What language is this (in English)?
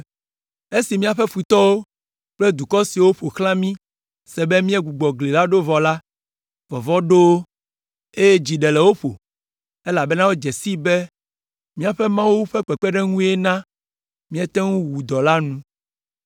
Ewe